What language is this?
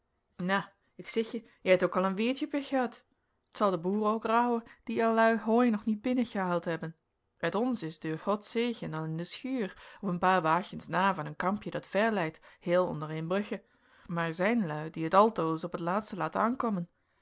Dutch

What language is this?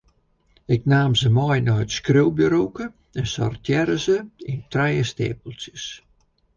Western Frisian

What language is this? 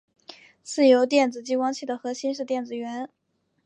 Chinese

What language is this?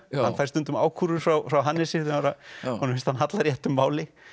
Icelandic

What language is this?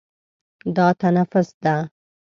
Pashto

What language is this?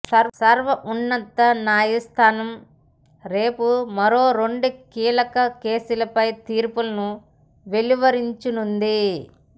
Telugu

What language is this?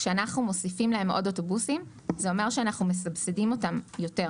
Hebrew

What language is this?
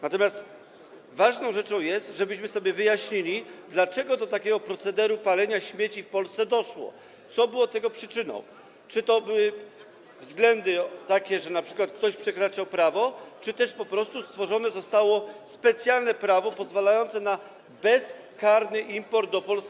Polish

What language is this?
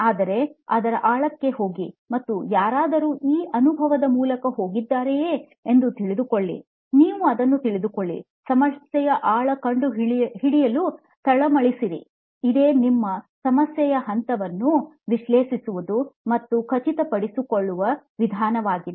Kannada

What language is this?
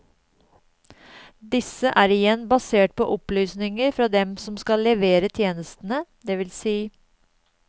Norwegian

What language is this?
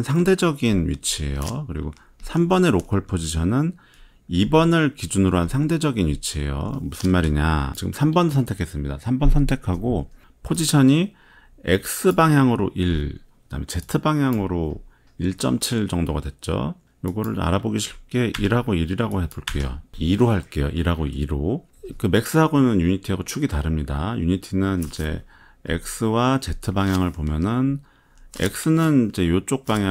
Korean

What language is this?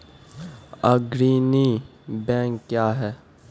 Maithili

